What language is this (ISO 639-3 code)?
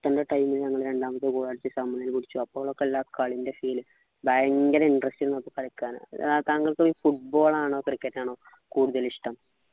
mal